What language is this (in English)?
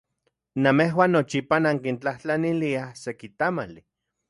Central Puebla Nahuatl